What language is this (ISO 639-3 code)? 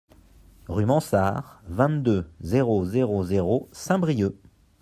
fra